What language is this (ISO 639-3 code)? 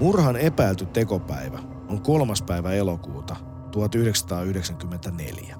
fin